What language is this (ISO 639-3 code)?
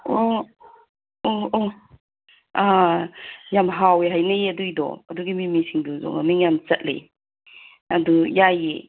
mni